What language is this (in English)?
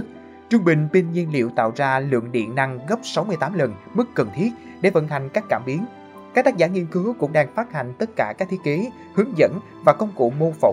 Vietnamese